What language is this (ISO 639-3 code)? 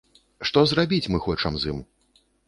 bel